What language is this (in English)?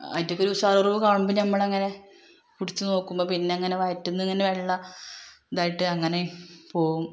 Malayalam